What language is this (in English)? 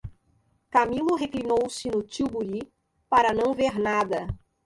Portuguese